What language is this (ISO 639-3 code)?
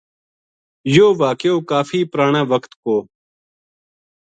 gju